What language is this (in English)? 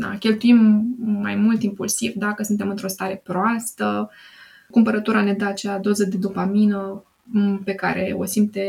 Romanian